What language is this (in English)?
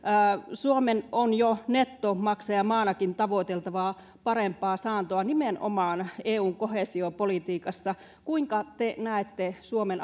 Finnish